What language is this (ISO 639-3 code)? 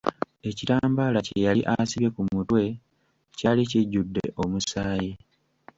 lug